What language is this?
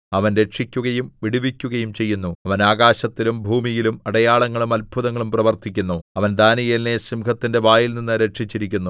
Malayalam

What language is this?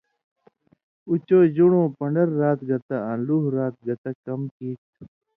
Indus Kohistani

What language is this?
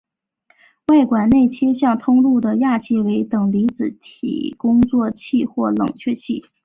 Chinese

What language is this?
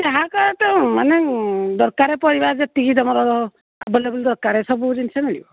Odia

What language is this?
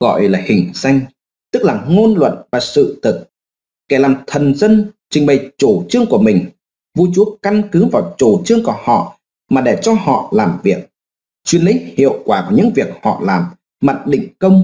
Vietnamese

